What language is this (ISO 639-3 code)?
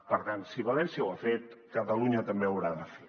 cat